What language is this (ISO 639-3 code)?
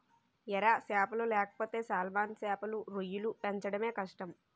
tel